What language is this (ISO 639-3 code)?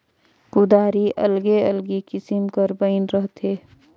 hne